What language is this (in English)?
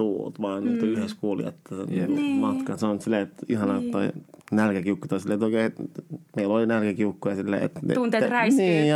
Finnish